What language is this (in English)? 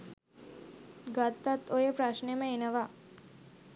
Sinhala